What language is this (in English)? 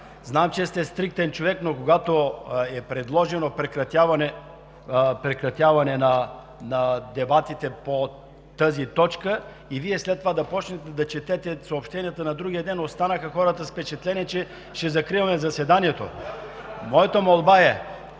Bulgarian